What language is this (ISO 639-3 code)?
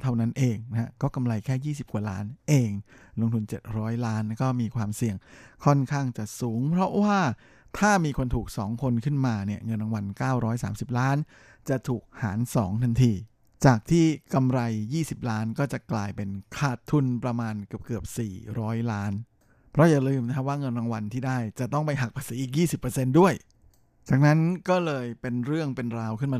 tha